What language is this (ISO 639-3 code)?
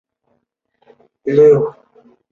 zho